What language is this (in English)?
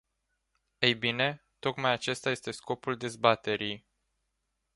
Romanian